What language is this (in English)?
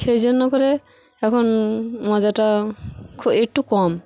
Bangla